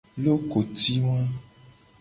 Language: Gen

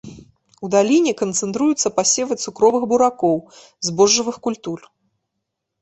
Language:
Belarusian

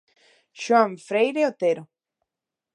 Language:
Galician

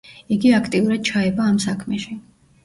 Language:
Georgian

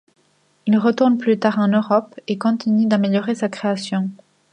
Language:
French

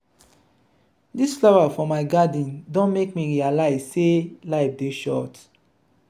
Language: Nigerian Pidgin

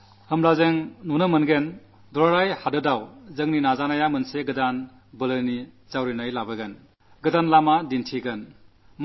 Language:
Malayalam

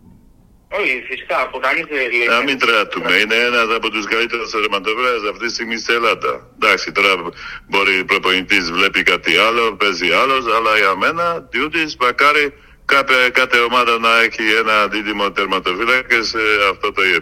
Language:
Greek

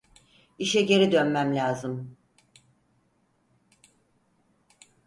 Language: Turkish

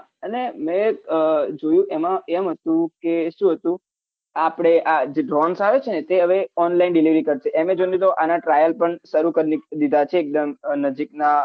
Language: Gujarati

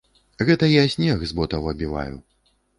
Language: Belarusian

